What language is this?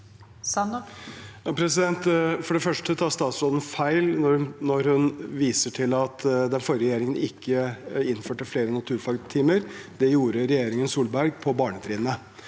Norwegian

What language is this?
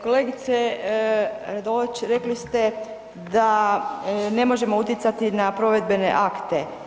Croatian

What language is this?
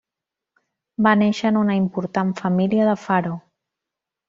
Catalan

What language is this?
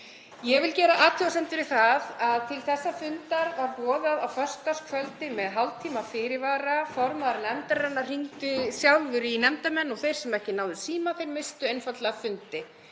Icelandic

